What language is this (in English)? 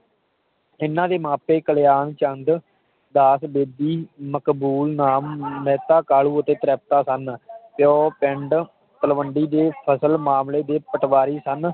Punjabi